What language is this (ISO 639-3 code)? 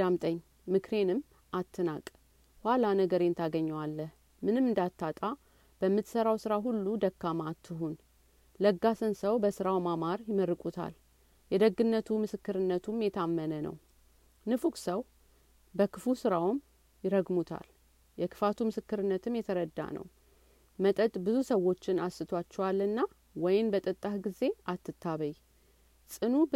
amh